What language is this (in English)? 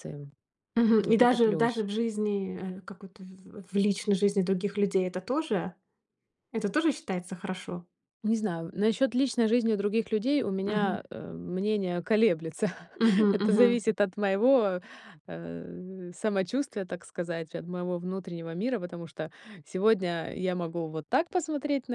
Russian